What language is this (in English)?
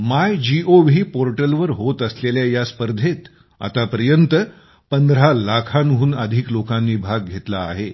Marathi